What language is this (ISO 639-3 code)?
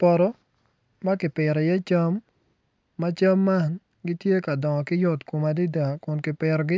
ach